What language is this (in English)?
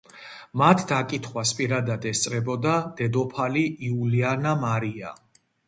Georgian